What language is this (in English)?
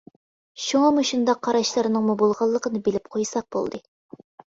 Uyghur